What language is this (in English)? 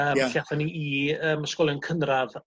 Welsh